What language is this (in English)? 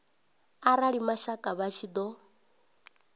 Venda